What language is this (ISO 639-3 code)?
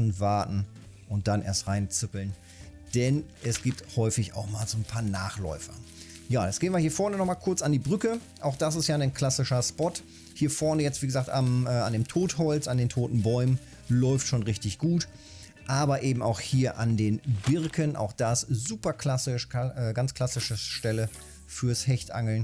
deu